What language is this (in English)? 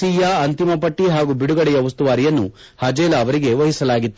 Kannada